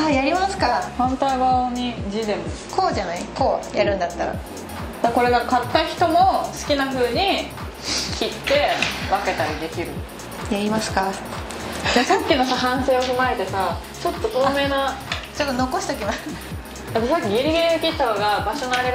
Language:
Japanese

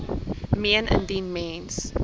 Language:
Afrikaans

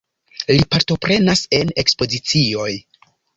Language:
Esperanto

